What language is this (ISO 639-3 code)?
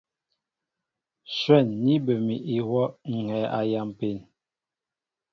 mbo